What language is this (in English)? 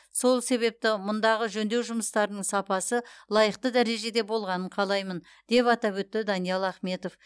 Kazakh